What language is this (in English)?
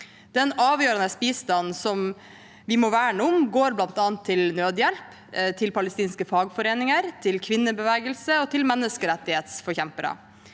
Norwegian